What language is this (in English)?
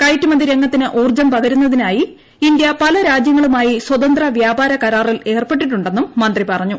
Malayalam